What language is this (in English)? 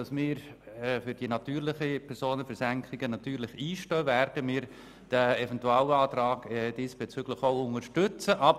Swiss German